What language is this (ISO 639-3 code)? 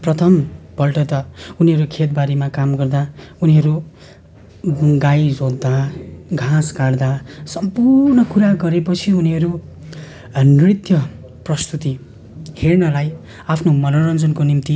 nep